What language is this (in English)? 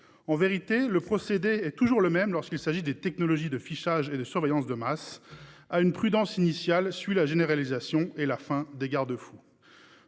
French